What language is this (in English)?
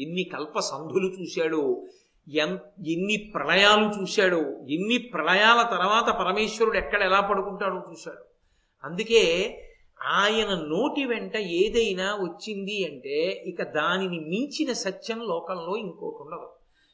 Telugu